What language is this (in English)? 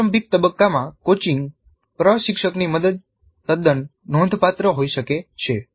Gujarati